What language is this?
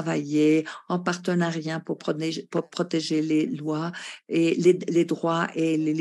French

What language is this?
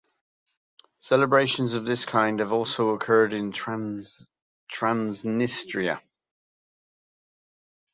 English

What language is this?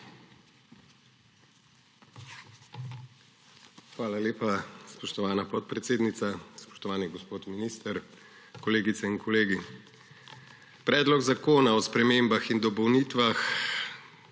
Slovenian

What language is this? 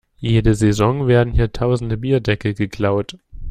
German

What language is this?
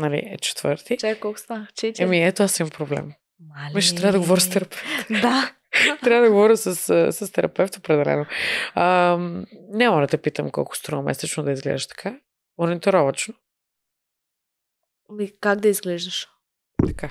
Bulgarian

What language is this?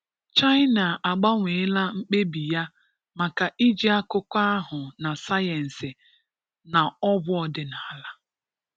Igbo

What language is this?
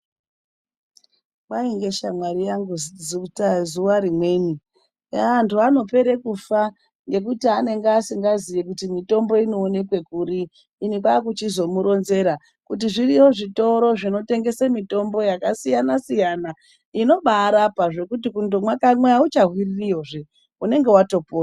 Ndau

